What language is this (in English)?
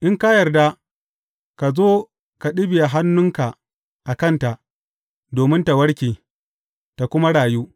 Hausa